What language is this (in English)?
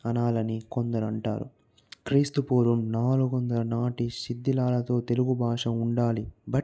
Telugu